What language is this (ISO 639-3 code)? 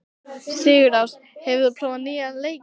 isl